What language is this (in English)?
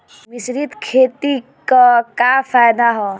Bhojpuri